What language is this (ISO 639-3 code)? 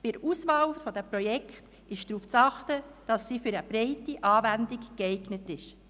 gsw